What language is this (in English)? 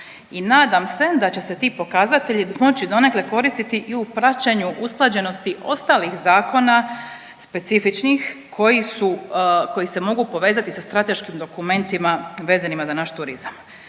Croatian